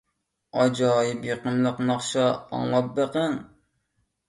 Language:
Uyghur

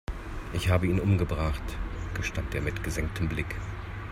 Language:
German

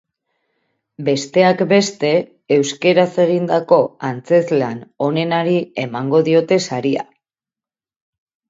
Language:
Basque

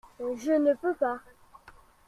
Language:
French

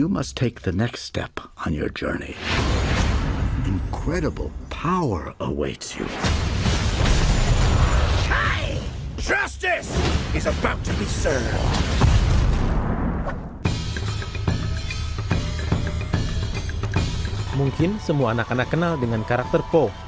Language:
Indonesian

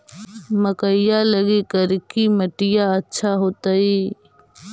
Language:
Magahi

